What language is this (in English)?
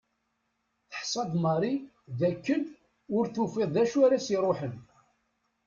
Kabyle